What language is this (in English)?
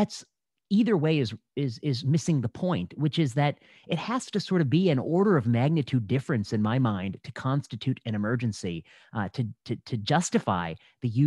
English